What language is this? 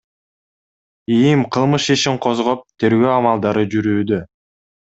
Kyrgyz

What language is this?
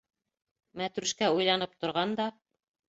Bashkir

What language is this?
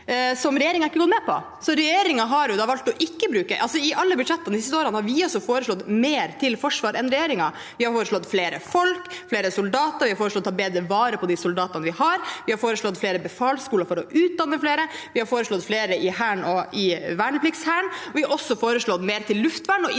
Norwegian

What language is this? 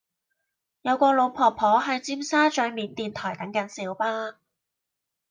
Cantonese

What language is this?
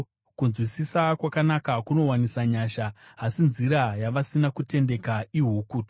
Shona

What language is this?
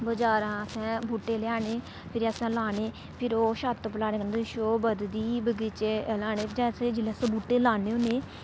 Dogri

